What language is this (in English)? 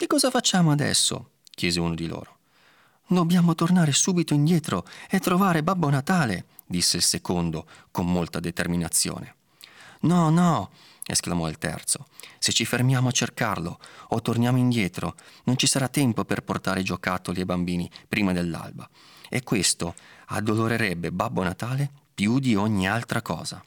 Italian